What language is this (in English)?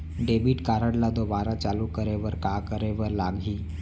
Chhattisgarhi